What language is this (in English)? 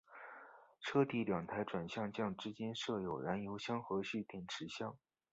Chinese